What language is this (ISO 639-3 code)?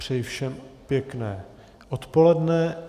ces